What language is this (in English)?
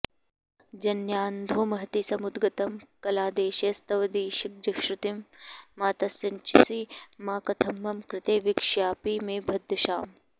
Sanskrit